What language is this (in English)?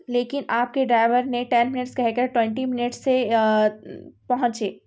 Urdu